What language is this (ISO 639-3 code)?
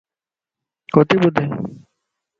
lss